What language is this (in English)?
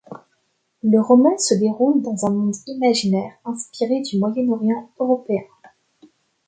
French